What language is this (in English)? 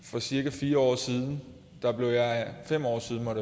Danish